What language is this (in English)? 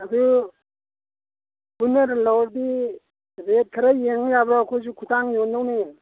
Manipuri